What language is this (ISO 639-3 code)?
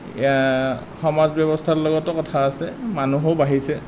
asm